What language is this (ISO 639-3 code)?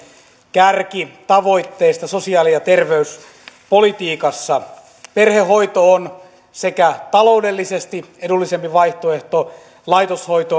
fin